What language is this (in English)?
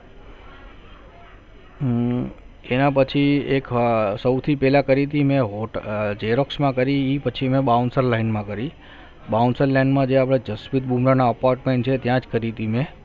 Gujarati